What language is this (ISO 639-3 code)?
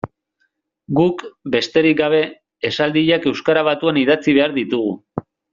eus